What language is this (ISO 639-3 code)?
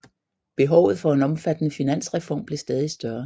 dan